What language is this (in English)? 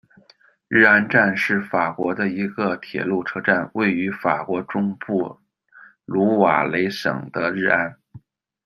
Chinese